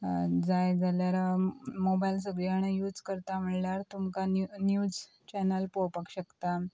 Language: Konkani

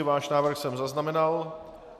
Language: Czech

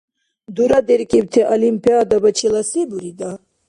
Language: Dargwa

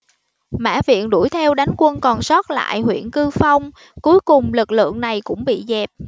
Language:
Vietnamese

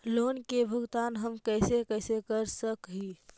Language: Magahi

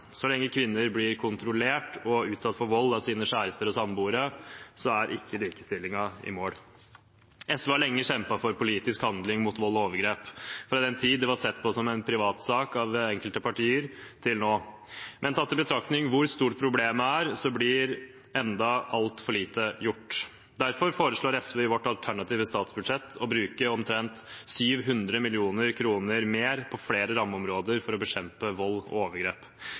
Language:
Norwegian Bokmål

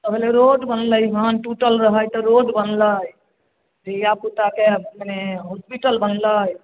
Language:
Maithili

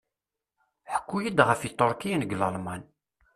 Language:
Kabyle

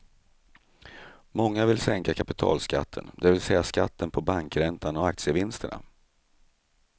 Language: Swedish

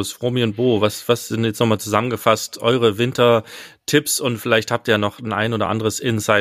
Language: German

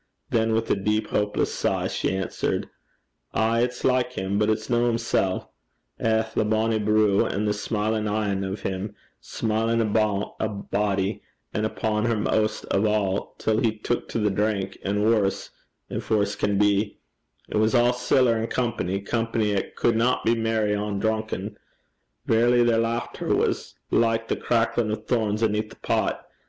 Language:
English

